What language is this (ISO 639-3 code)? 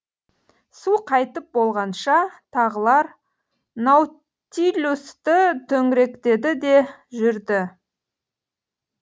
kaz